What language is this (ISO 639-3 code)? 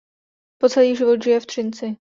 ces